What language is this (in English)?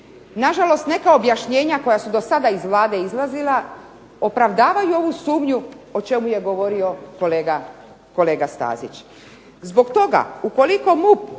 Croatian